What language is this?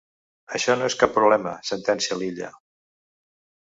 Catalan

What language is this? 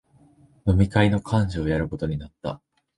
Japanese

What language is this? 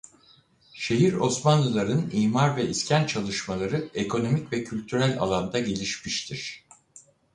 Turkish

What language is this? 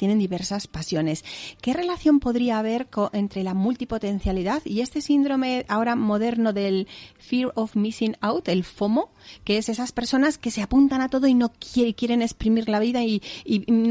Spanish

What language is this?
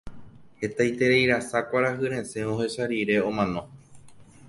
Guarani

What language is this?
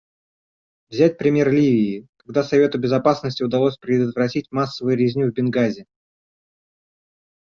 Russian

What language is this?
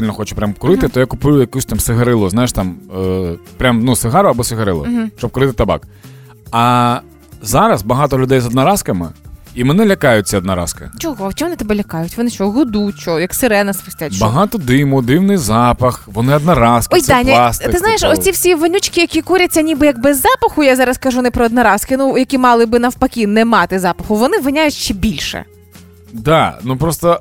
Ukrainian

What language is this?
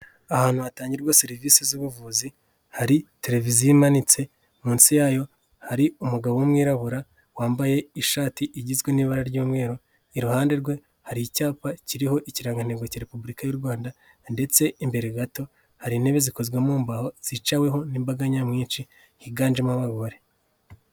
Kinyarwanda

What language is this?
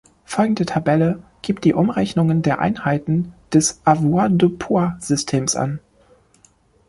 German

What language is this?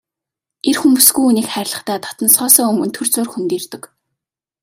Mongolian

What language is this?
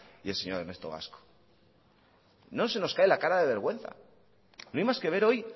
Spanish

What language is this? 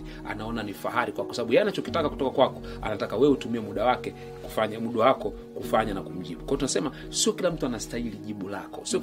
Swahili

